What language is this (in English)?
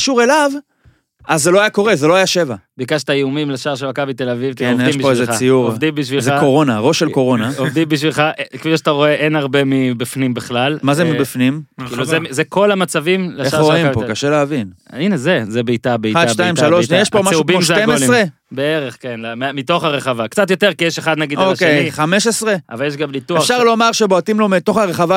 Hebrew